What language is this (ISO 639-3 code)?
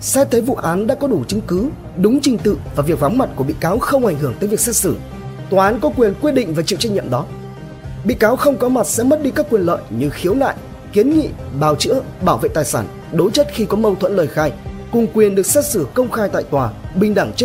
vie